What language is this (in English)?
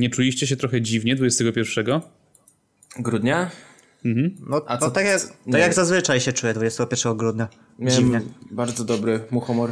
Polish